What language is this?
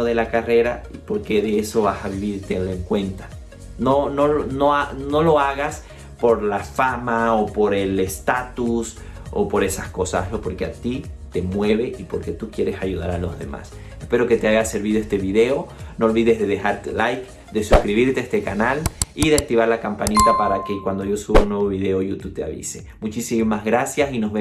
Spanish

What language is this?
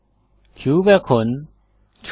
Bangla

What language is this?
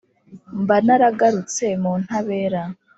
Kinyarwanda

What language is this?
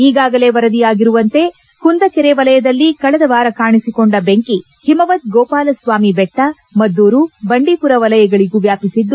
Kannada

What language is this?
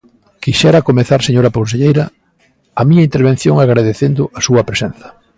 Galician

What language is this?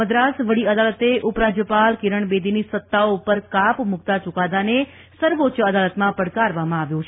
Gujarati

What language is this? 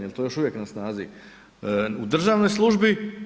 Croatian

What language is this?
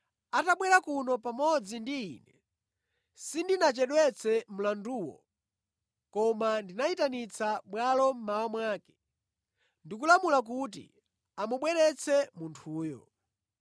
Nyanja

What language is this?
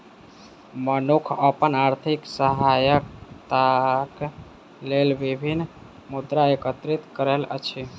Maithili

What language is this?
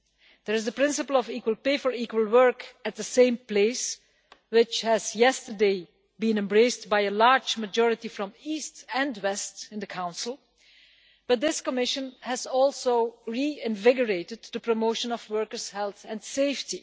English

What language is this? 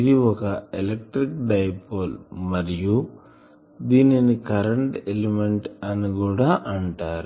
Telugu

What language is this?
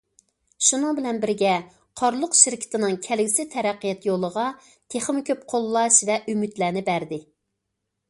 Uyghur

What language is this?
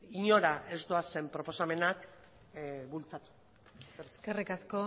Basque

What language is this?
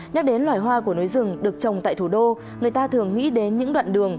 Vietnamese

